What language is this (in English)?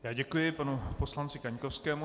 Czech